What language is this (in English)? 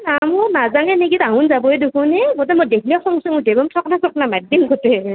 Assamese